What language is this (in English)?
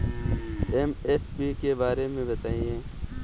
Hindi